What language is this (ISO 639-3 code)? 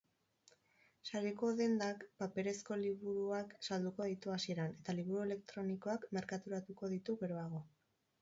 eus